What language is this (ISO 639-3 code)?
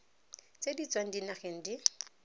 tsn